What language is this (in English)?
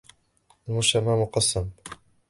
Arabic